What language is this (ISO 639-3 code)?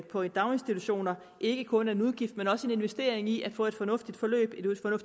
dan